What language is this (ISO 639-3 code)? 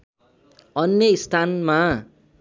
nep